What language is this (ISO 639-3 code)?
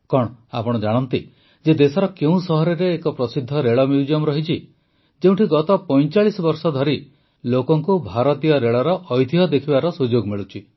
ori